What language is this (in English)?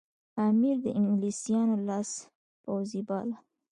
Pashto